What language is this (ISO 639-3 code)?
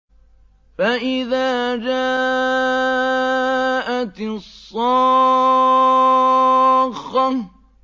ara